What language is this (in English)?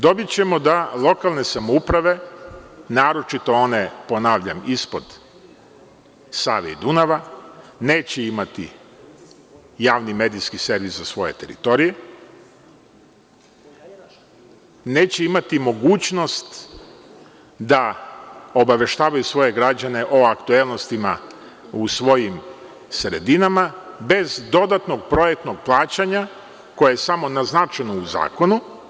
Serbian